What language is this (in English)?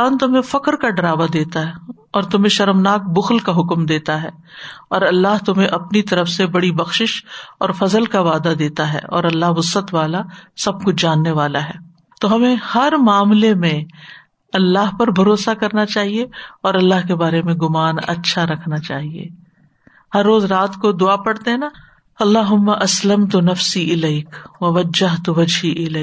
Urdu